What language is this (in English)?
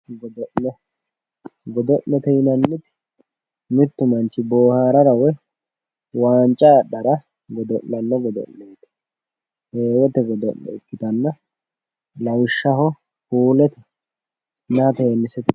Sidamo